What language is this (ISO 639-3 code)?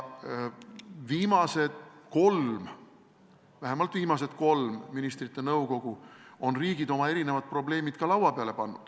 est